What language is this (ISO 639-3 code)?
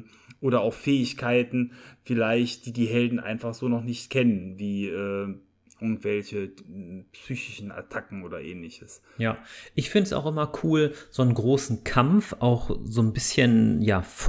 deu